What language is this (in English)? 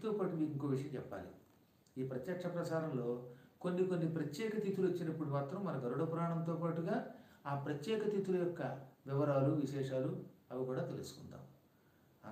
Hindi